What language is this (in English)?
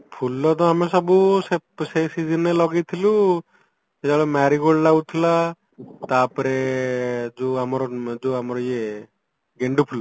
Odia